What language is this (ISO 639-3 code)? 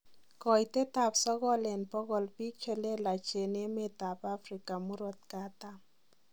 kln